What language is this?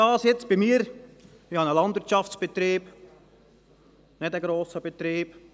Swiss German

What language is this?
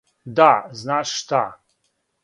Serbian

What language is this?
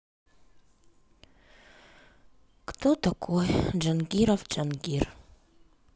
Russian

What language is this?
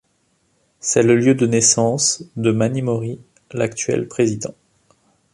French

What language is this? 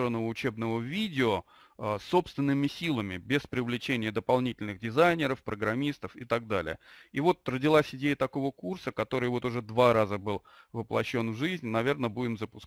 Russian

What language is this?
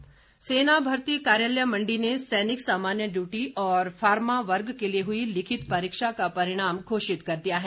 Hindi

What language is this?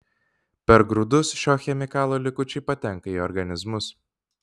Lithuanian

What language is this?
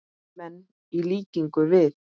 Icelandic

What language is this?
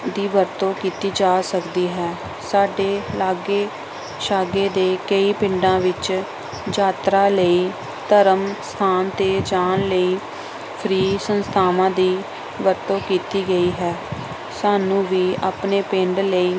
Punjabi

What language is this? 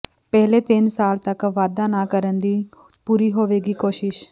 Punjabi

